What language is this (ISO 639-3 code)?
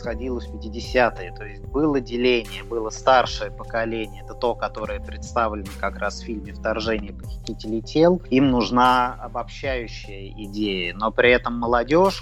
rus